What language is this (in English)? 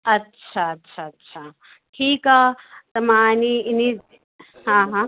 Sindhi